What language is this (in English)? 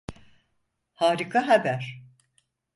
Turkish